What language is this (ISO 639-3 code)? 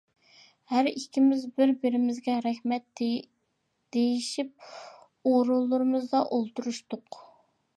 uig